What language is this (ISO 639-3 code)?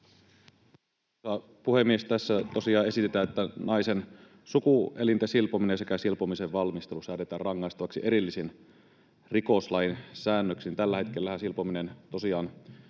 fin